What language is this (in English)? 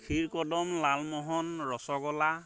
Assamese